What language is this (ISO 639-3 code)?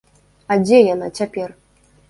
bel